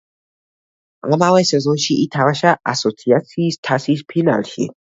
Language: Georgian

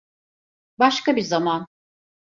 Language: Turkish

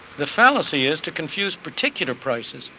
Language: English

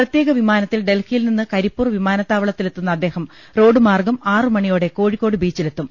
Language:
Malayalam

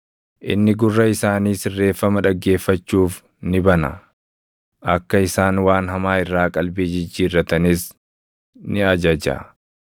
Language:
Oromo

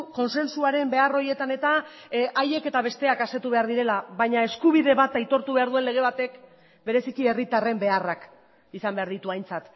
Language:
Basque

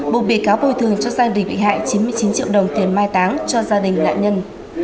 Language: Vietnamese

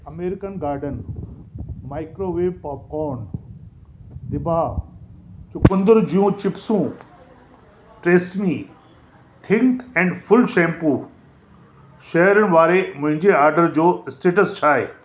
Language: Sindhi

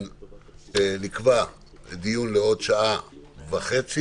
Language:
Hebrew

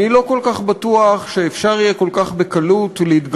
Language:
Hebrew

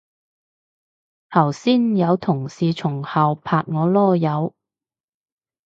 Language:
Cantonese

